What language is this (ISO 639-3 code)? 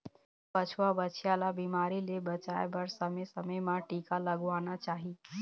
hne